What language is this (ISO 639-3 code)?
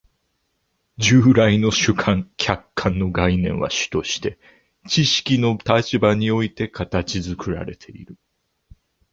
jpn